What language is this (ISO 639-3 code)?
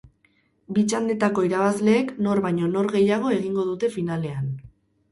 eus